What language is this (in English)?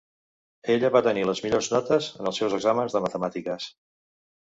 Catalan